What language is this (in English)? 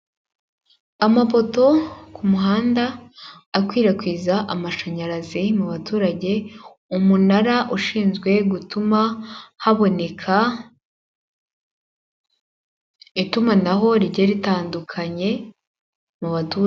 Kinyarwanda